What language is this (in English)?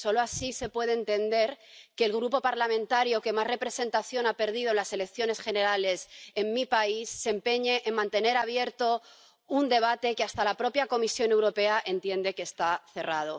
Spanish